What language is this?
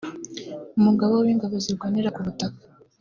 Kinyarwanda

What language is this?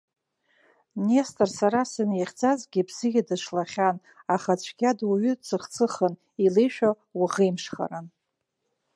Abkhazian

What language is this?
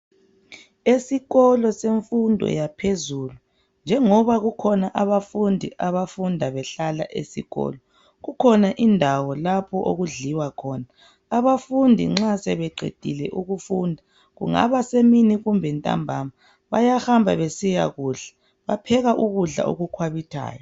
North Ndebele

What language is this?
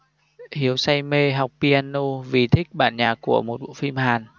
Vietnamese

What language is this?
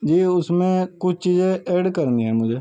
Urdu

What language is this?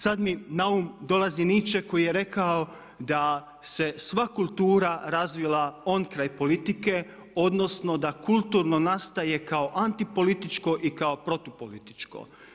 Croatian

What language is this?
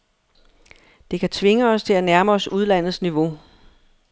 Danish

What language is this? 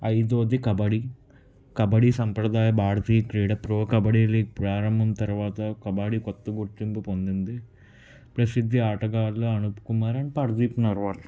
Telugu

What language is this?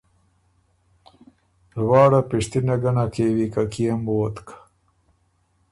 Ormuri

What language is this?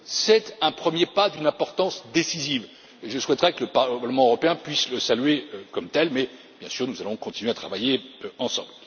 French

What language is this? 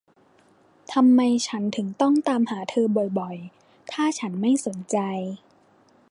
Thai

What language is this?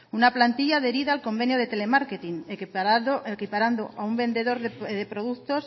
Spanish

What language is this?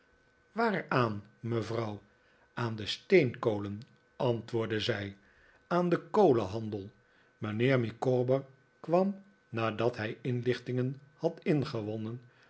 Dutch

